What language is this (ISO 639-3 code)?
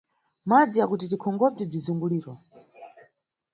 nyu